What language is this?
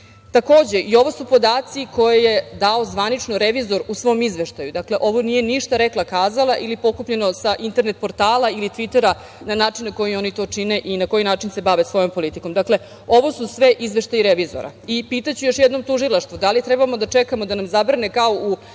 Serbian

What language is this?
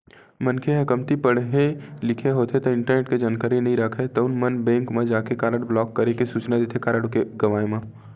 Chhattisgarhi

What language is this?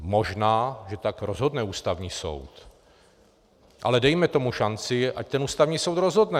Czech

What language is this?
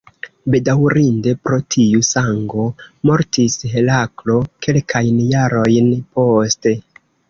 Esperanto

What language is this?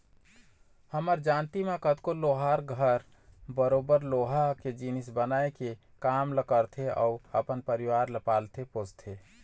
Chhattisgarhi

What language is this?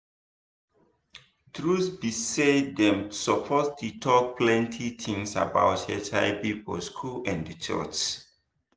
Nigerian Pidgin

